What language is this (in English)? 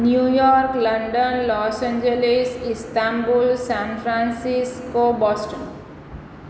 Gujarati